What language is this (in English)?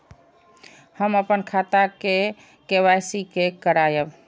Maithili